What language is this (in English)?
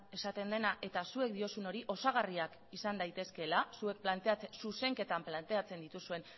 Basque